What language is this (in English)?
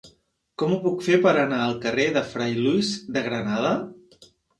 Catalan